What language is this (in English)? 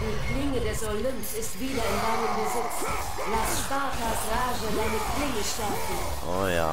German